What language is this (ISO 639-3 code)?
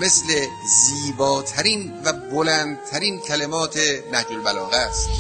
fas